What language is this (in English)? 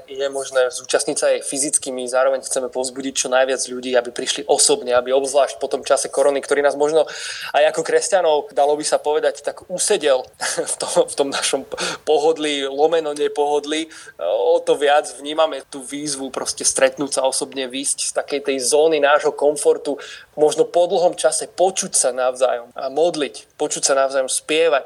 Slovak